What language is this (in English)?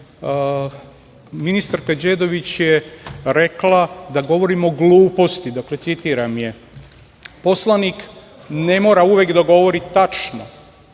Serbian